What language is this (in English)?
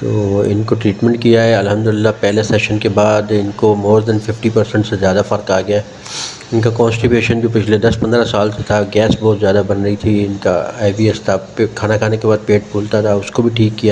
Urdu